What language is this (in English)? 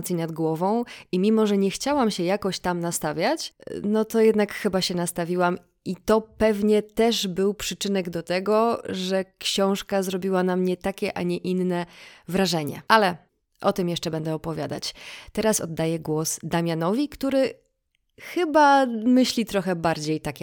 Polish